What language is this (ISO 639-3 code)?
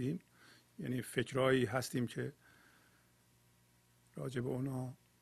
fas